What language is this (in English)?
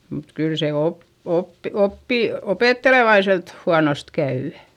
Finnish